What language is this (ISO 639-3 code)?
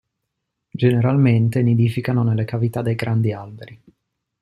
ita